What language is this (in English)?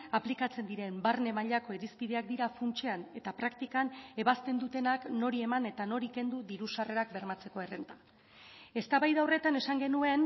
Basque